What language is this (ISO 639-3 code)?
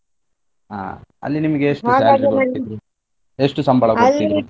kan